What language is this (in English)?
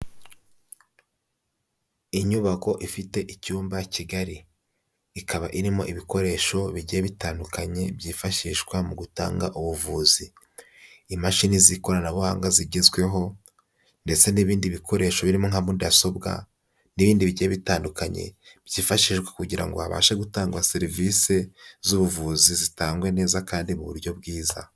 Kinyarwanda